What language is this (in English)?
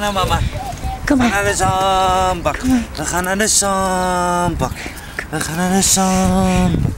Dutch